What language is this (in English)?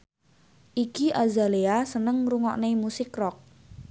Javanese